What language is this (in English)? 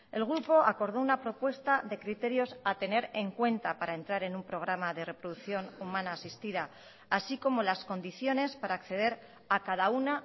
Spanish